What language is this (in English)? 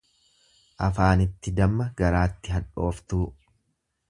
Oromo